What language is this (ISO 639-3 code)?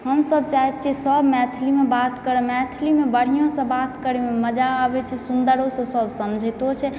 mai